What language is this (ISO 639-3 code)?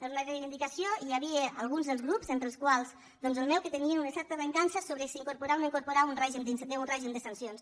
cat